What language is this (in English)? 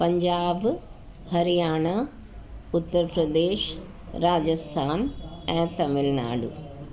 Sindhi